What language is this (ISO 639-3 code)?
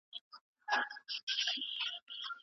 pus